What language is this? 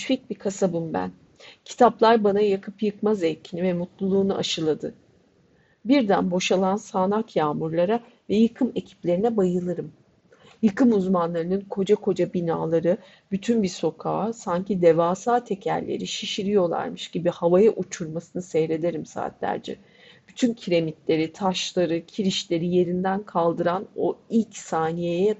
Turkish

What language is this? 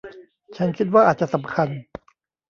Thai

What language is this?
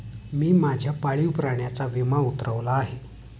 Marathi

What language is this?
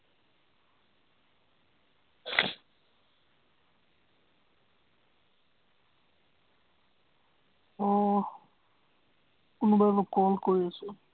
Assamese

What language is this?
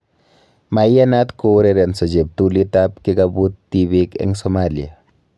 Kalenjin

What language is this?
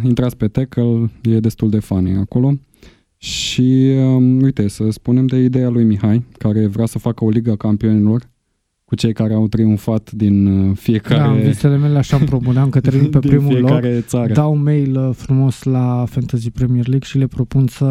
Romanian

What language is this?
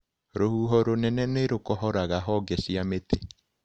Kikuyu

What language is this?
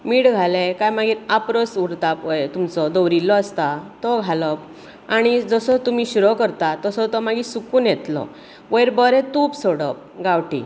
Konkani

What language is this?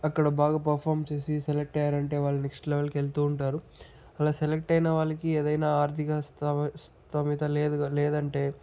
Telugu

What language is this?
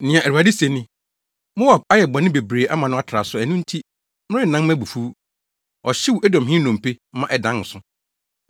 Akan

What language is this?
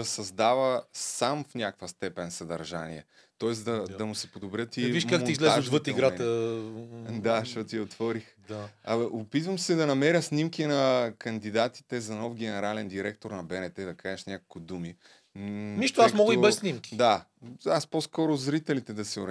Bulgarian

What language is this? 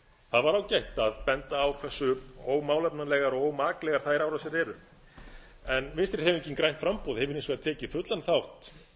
Icelandic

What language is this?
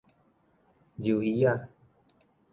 Min Nan Chinese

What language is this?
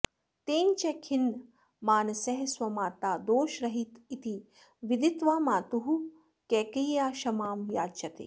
Sanskrit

